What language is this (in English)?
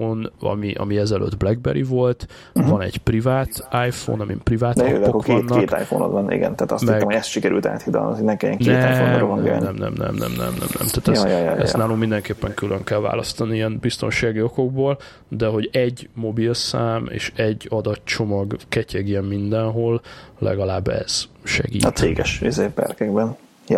Hungarian